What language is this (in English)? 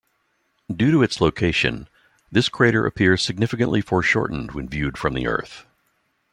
English